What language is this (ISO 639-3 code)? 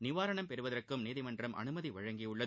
tam